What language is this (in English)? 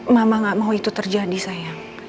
Indonesian